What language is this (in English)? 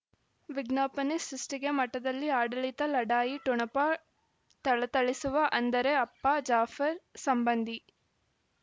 Kannada